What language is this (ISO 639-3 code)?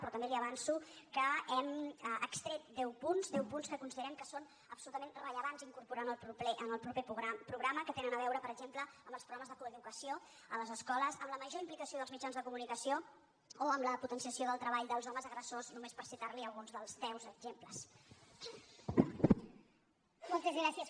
cat